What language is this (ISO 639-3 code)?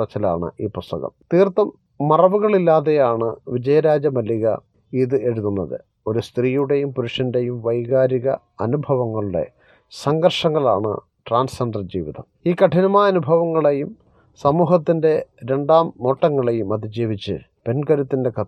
mal